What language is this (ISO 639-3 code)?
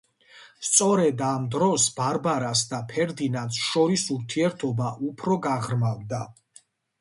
kat